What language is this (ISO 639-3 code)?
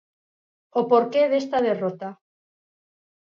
glg